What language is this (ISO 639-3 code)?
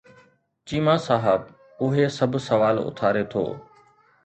snd